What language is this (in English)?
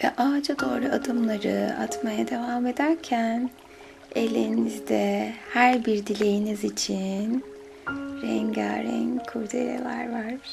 Turkish